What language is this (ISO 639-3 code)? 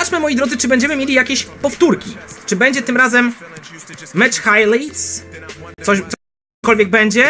pol